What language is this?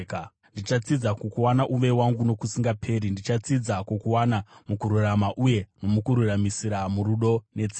Shona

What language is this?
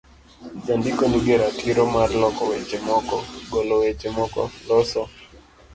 Luo (Kenya and Tanzania)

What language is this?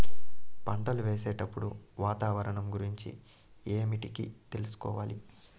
Telugu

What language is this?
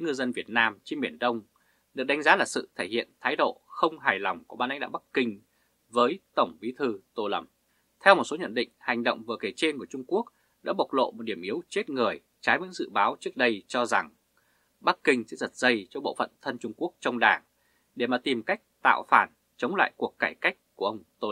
Vietnamese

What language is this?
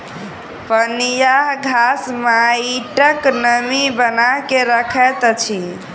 Maithili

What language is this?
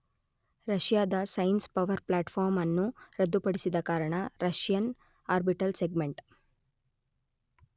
Kannada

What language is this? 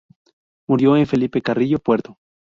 Spanish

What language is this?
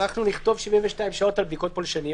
Hebrew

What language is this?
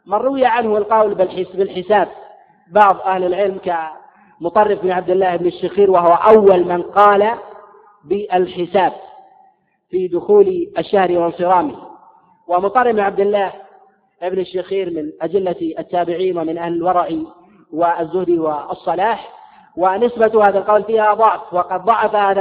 Arabic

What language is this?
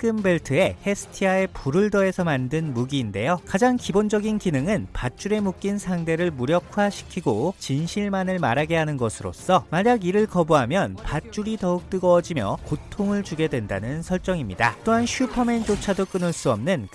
Korean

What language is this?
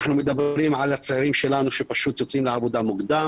Hebrew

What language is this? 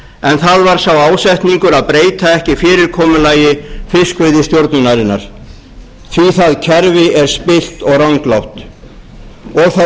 Icelandic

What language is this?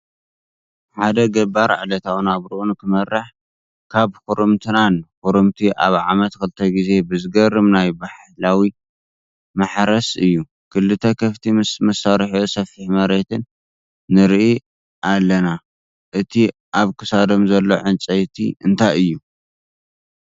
Tigrinya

